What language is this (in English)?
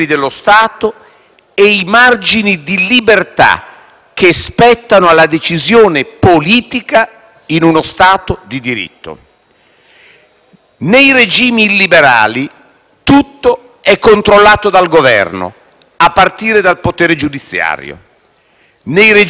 Italian